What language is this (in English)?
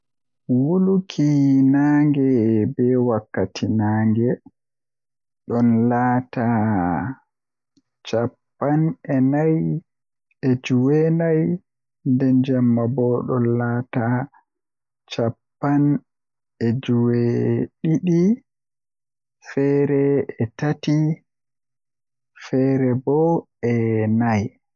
Western Niger Fulfulde